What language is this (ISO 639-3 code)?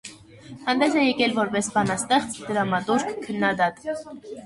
hye